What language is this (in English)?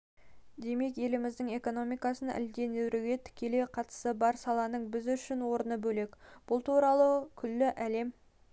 Kazakh